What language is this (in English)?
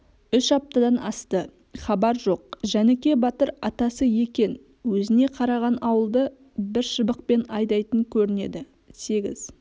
Kazakh